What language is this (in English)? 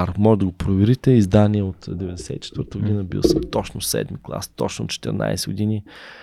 Bulgarian